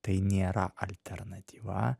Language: Lithuanian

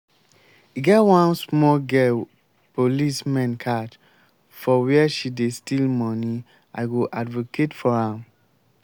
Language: Nigerian Pidgin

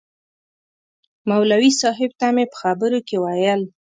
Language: Pashto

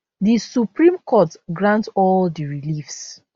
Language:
Nigerian Pidgin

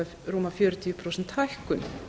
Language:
Icelandic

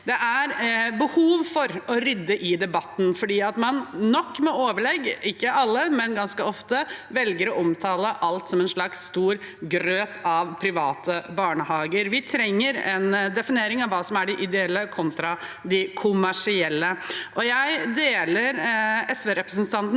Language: Norwegian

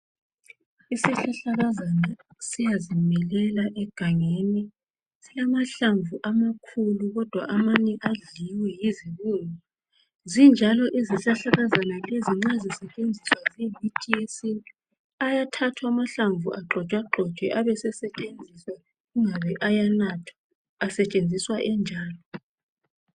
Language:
North Ndebele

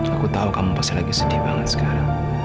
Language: Indonesian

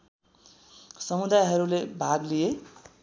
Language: Nepali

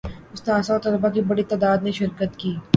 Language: Urdu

